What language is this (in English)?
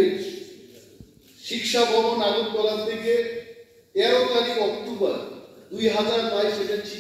Bangla